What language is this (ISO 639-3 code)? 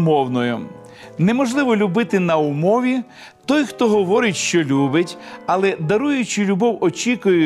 ukr